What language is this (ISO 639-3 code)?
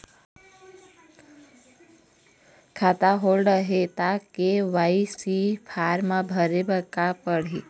hne